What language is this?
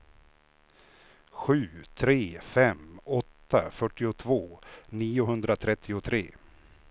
Swedish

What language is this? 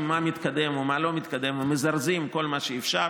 Hebrew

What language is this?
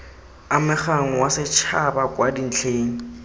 Tswana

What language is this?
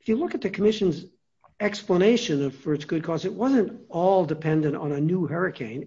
English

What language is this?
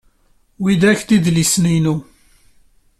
Kabyle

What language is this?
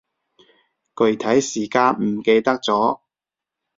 Cantonese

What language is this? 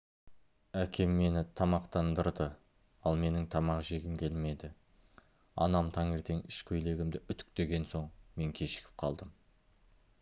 Kazakh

